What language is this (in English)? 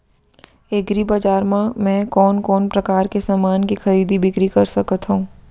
Chhattisgarhi